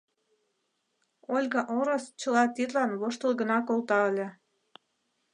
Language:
Mari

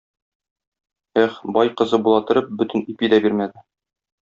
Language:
Tatar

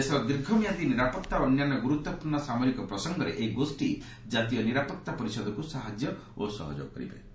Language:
Odia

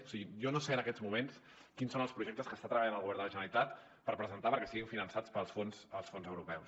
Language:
Catalan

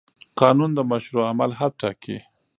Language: Pashto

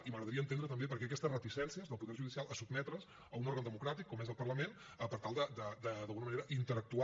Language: Catalan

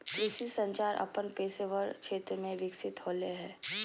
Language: Magahi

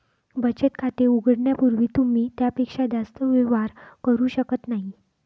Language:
Marathi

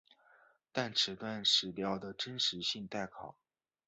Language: Chinese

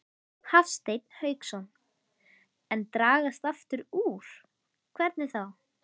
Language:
Icelandic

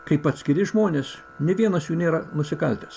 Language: Lithuanian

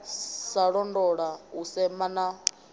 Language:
Venda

